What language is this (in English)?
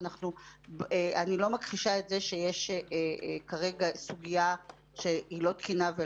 Hebrew